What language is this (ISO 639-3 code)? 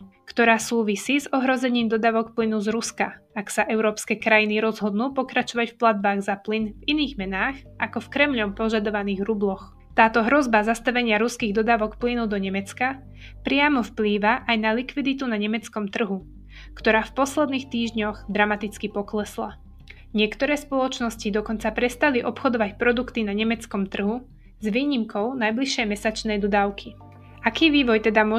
slk